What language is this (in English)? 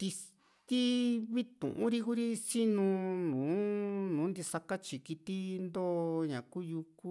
Juxtlahuaca Mixtec